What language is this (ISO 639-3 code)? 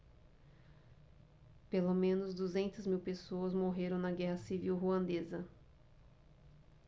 por